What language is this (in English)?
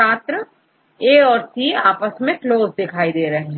Hindi